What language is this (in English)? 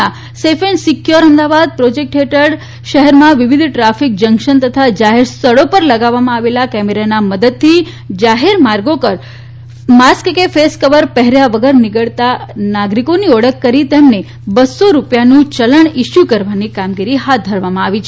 Gujarati